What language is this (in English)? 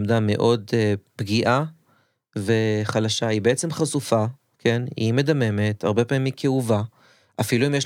Hebrew